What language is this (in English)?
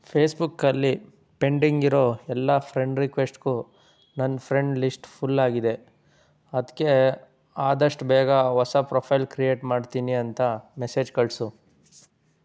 Kannada